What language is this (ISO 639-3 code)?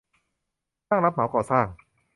tha